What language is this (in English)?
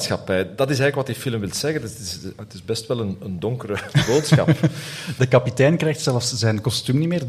Dutch